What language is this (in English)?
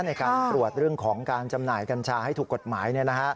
Thai